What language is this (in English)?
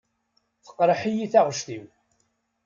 Kabyle